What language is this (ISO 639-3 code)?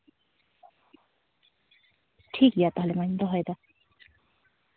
sat